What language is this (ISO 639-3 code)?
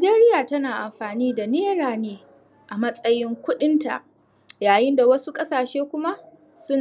hau